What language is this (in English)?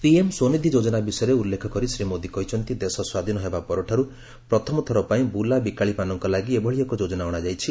Odia